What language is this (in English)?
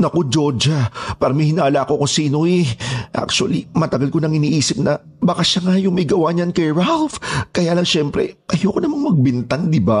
Filipino